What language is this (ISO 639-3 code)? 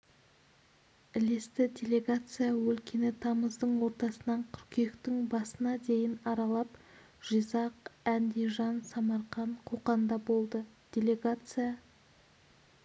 kaz